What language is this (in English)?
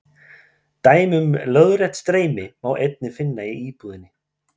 Icelandic